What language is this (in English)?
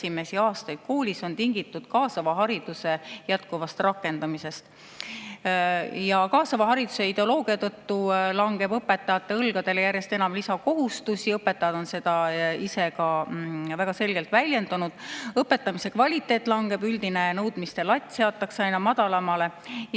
Estonian